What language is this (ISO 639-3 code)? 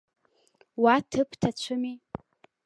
abk